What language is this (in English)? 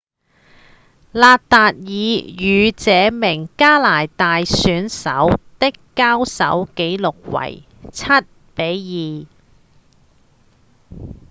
Cantonese